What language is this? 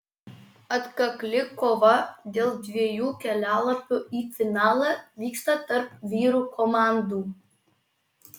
Lithuanian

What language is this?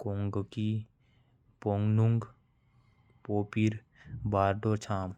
Korwa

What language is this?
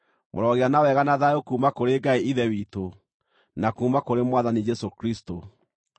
Kikuyu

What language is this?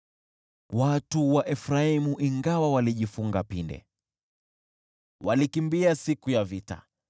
Swahili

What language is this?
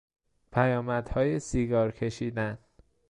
Persian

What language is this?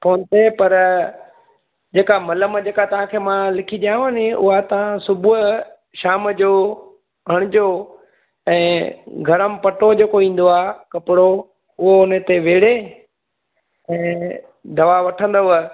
Sindhi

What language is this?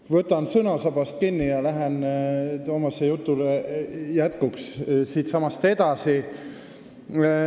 Estonian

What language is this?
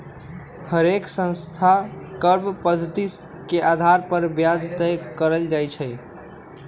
Magahi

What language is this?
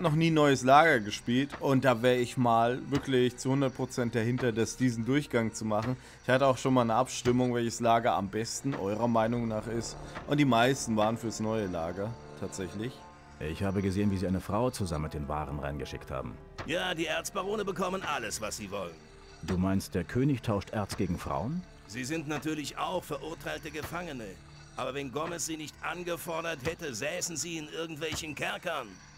German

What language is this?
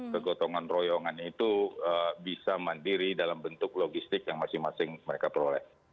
Indonesian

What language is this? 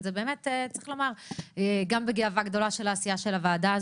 Hebrew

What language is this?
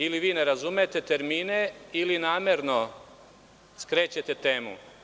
Serbian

